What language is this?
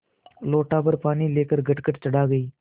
Hindi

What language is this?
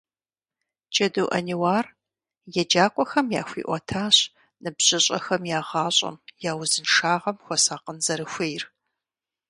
Kabardian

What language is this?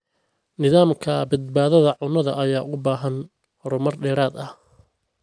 Somali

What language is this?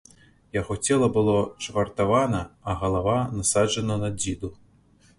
Belarusian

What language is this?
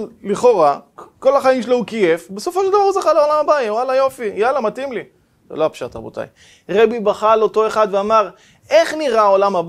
Hebrew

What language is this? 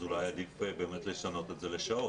Hebrew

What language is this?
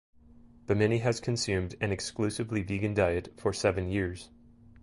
English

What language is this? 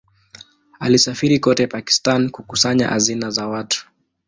Swahili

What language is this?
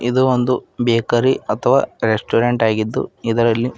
Kannada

